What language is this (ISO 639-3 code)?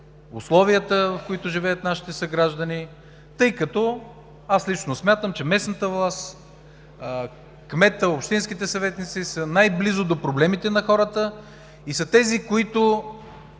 bul